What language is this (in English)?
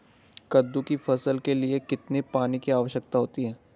Hindi